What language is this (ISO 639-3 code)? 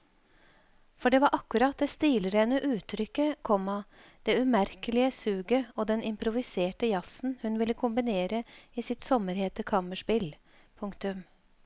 nor